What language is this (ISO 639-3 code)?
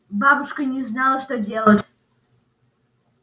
rus